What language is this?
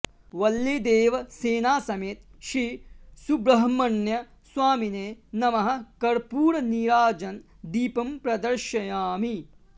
Sanskrit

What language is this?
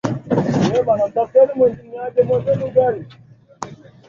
Swahili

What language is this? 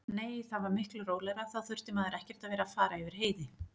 Icelandic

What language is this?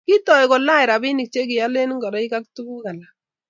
Kalenjin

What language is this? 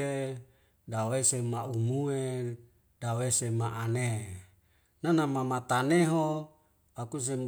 Wemale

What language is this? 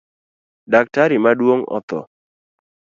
Luo (Kenya and Tanzania)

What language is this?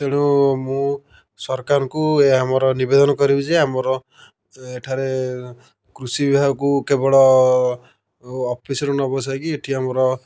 Odia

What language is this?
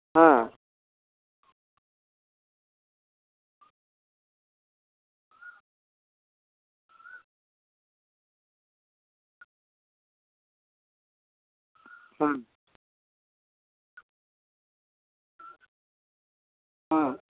Santali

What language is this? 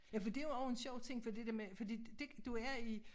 Danish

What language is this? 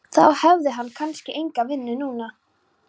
Icelandic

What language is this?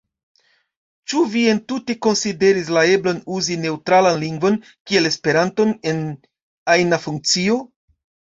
Esperanto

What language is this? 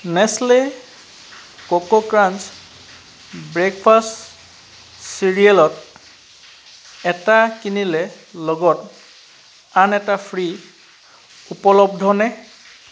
Assamese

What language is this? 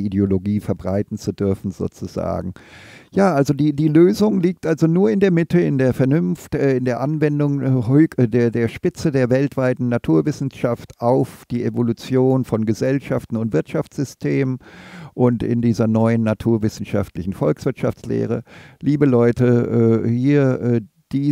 German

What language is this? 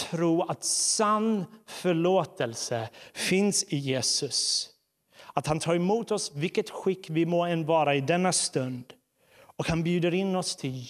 Swedish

